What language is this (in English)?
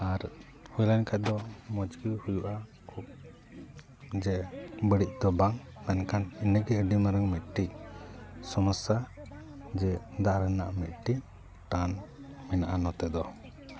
Santali